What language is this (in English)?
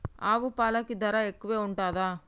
Telugu